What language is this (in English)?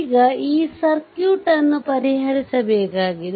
Kannada